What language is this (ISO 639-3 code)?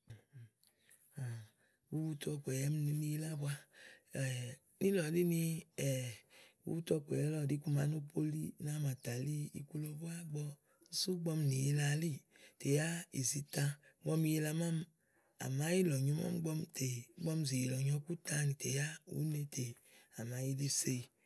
ahl